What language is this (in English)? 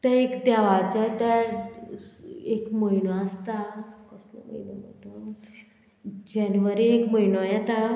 Konkani